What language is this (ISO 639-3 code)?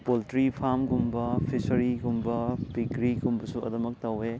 mni